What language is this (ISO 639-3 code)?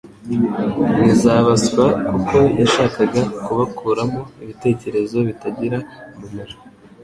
kin